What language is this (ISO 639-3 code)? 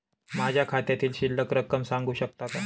mar